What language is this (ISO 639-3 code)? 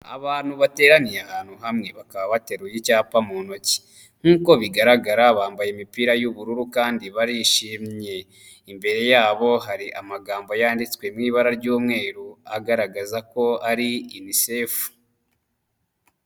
kin